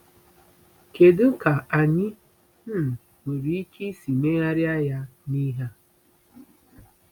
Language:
Igbo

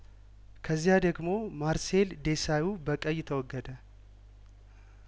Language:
Amharic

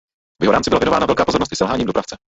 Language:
Czech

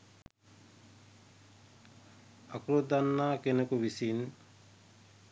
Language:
Sinhala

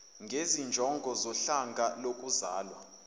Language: Zulu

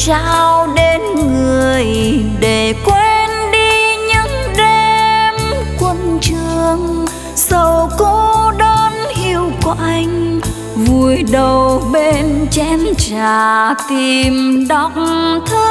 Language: Vietnamese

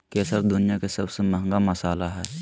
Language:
Magahi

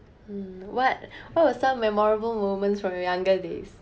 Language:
English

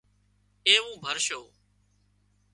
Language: Wadiyara Koli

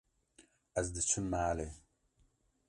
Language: Kurdish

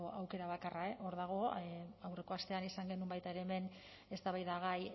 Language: Basque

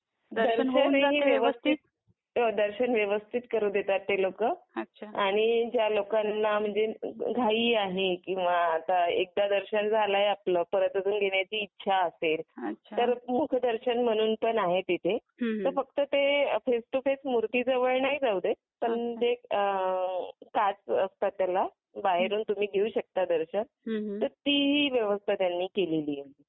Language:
Marathi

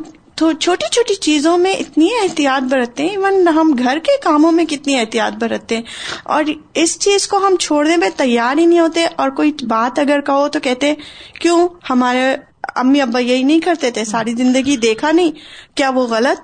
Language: Urdu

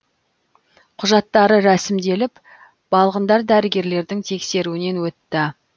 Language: Kazakh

